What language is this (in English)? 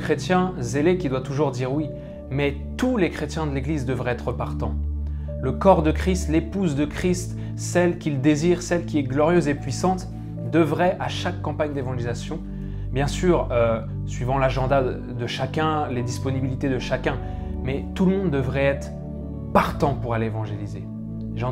French